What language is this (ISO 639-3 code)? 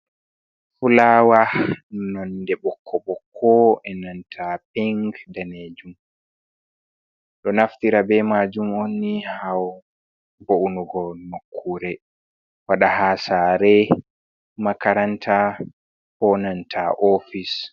ful